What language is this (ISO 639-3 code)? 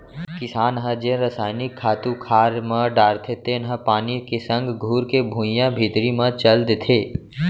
hne